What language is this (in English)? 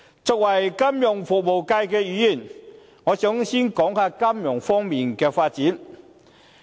Cantonese